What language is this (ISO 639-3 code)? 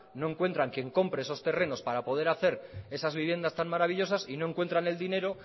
spa